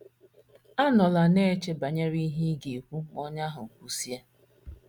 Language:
Igbo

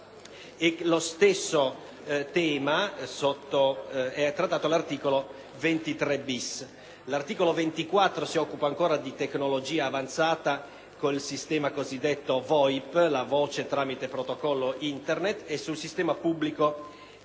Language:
Italian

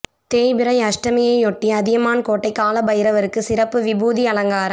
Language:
Tamil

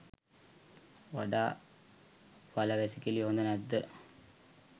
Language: Sinhala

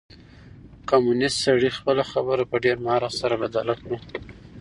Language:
Pashto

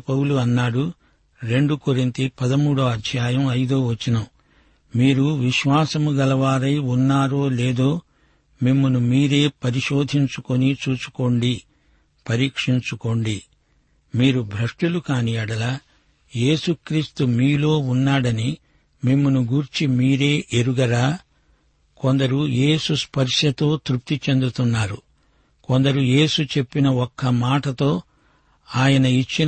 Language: Telugu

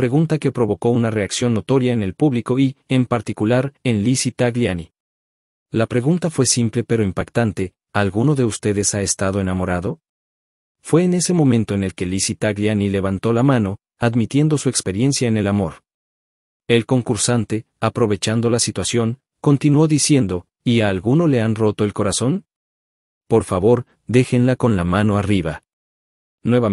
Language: Spanish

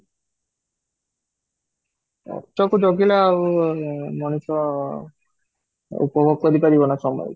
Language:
Odia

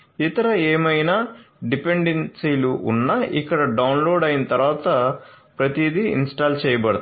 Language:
Telugu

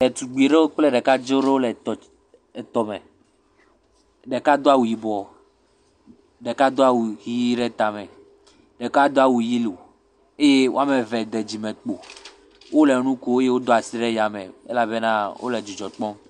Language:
Ewe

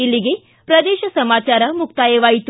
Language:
Kannada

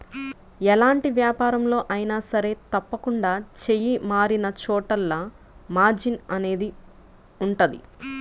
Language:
Telugu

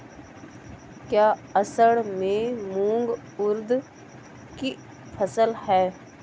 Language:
Hindi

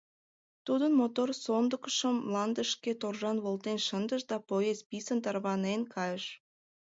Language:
Mari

